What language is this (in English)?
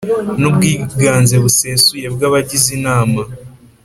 Kinyarwanda